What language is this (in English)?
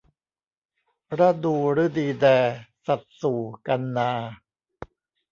Thai